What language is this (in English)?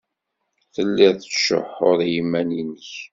Kabyle